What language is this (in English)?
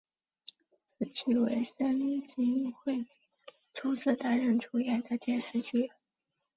Chinese